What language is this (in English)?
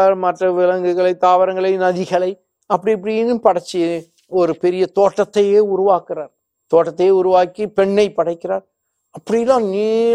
Tamil